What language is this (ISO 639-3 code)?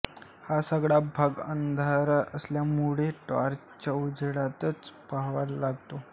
mar